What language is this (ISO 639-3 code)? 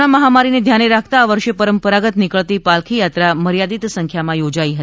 guj